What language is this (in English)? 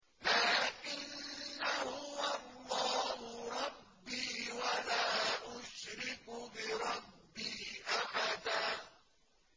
Arabic